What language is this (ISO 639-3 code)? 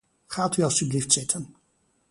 nld